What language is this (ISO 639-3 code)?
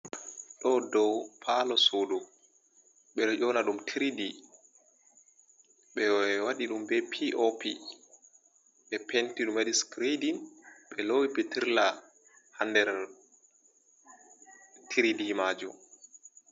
ful